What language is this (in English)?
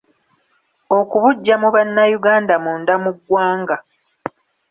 Ganda